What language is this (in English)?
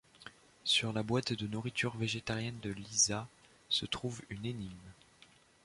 French